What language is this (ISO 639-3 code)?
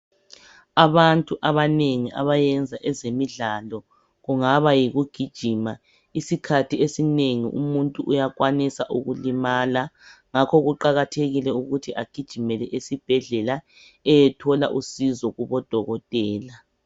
nde